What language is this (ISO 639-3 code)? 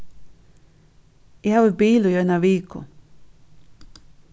fao